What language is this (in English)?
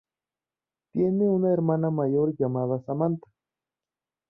Spanish